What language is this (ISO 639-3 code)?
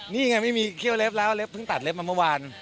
tha